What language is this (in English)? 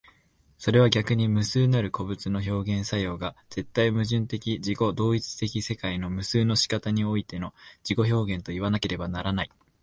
Japanese